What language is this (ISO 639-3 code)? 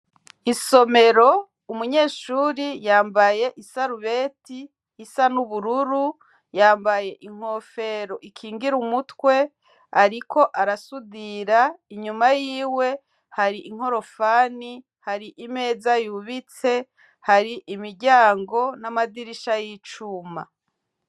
run